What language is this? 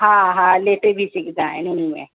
Sindhi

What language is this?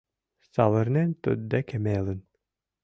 Mari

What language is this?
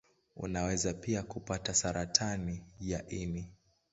Swahili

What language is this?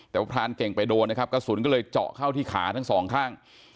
Thai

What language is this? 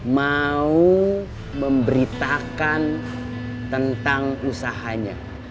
Indonesian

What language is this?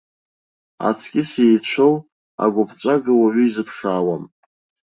Abkhazian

